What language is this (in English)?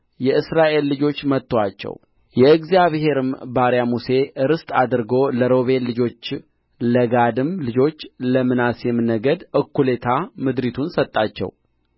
Amharic